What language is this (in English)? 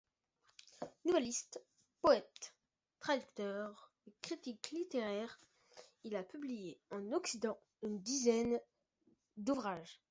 French